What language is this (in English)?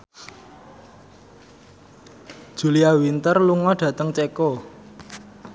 Javanese